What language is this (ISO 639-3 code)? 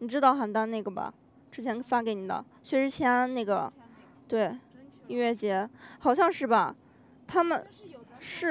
zho